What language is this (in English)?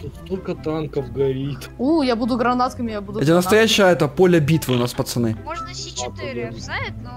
Russian